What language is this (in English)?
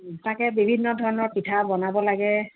Assamese